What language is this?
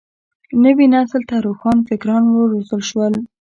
Pashto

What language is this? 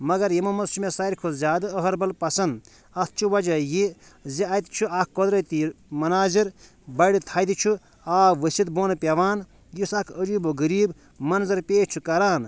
Kashmiri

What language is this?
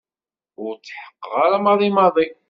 Kabyle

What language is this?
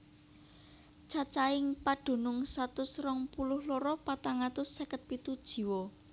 Javanese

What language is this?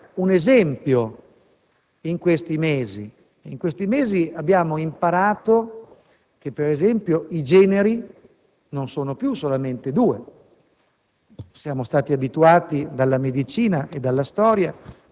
Italian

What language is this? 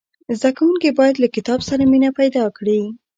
Pashto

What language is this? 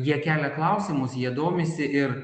Lithuanian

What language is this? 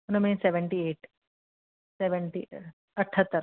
Sindhi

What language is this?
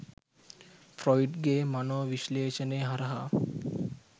Sinhala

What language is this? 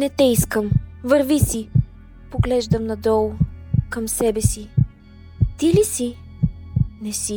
Bulgarian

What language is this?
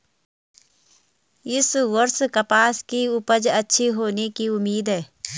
Hindi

